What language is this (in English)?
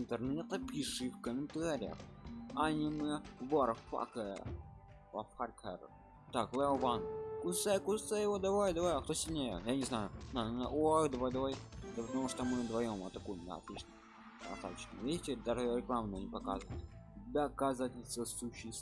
Russian